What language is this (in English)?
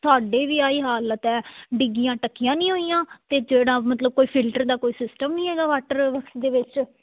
Punjabi